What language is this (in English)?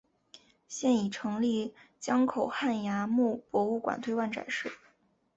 Chinese